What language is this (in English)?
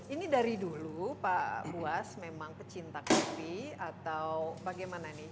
Indonesian